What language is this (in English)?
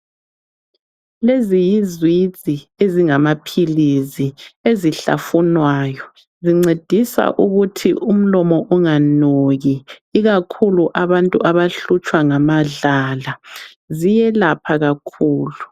North Ndebele